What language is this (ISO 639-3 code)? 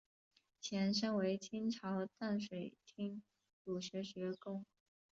zho